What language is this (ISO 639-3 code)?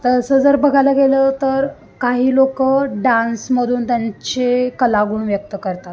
mar